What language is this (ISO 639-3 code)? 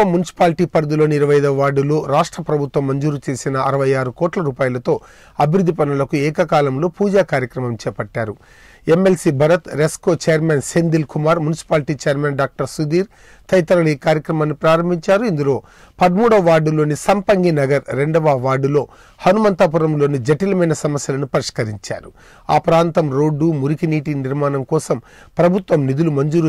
ron